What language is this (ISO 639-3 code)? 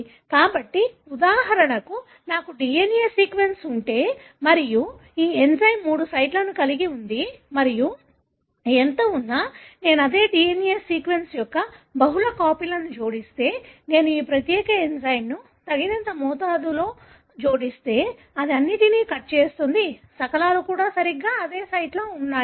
tel